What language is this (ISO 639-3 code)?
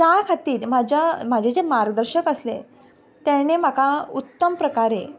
kok